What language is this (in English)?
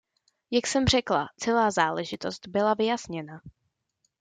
Czech